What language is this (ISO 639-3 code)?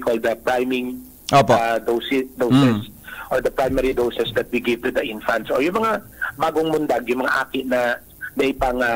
fil